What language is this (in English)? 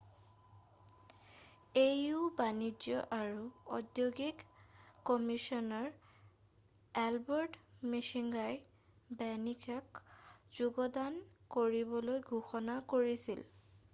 Assamese